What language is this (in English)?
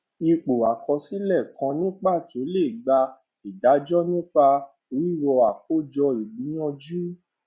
Yoruba